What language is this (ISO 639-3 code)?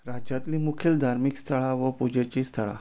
kok